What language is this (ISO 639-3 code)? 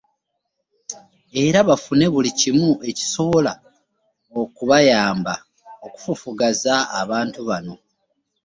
lug